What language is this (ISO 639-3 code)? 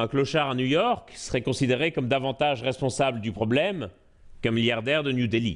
fra